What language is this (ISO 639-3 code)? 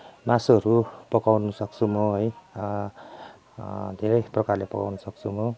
nep